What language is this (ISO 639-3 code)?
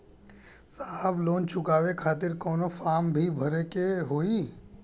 bho